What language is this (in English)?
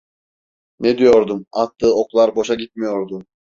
Turkish